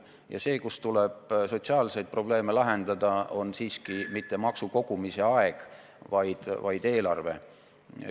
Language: Estonian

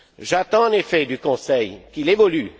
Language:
French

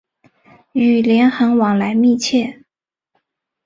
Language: Chinese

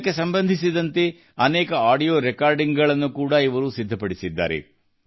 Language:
Kannada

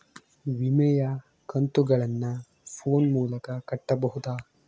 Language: Kannada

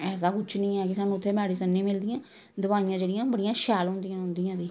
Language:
Dogri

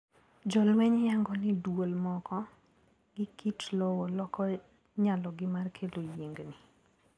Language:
Luo (Kenya and Tanzania)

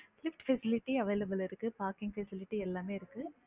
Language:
Tamil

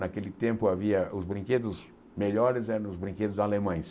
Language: Portuguese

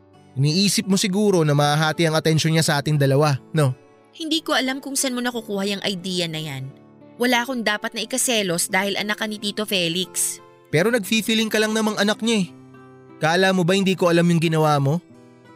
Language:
Filipino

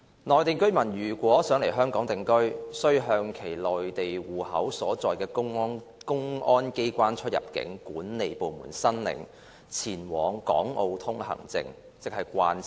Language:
Cantonese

